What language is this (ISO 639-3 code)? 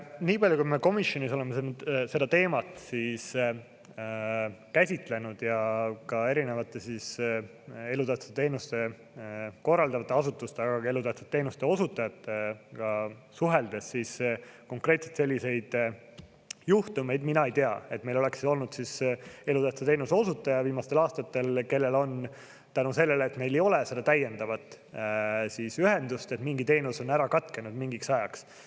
est